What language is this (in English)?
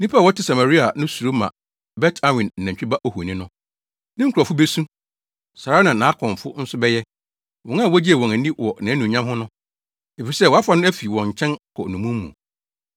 Akan